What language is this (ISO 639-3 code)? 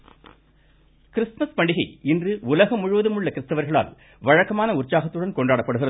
tam